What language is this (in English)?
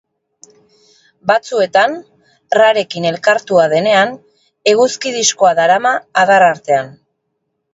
Basque